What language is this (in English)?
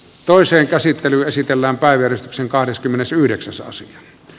Finnish